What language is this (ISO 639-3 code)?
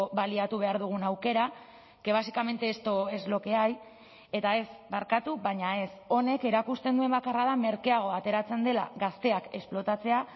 eus